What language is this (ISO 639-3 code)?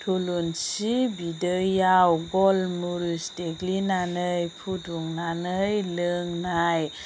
brx